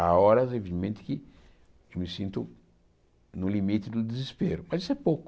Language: Portuguese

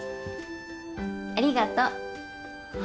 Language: Japanese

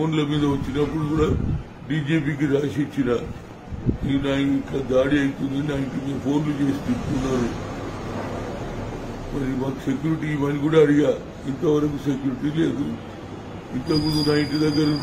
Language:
Turkish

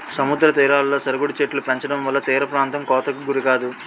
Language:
Telugu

